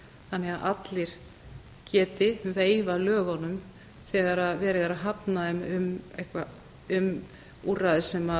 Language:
Icelandic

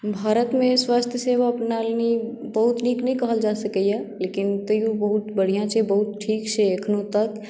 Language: Maithili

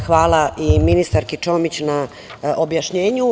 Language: Serbian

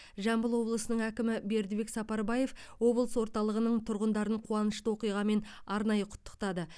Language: Kazakh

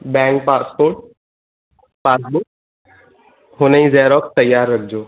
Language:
Sindhi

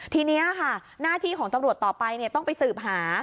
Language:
Thai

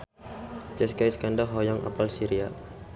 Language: Sundanese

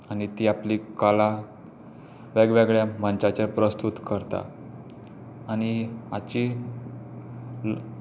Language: Konkani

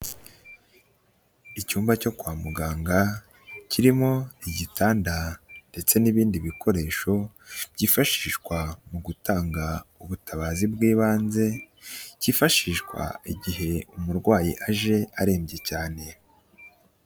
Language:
Kinyarwanda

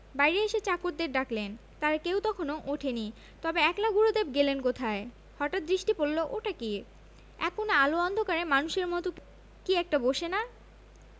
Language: Bangla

